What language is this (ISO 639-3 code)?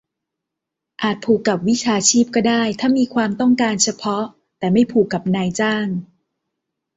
tha